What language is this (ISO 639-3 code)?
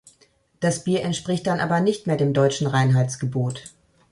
deu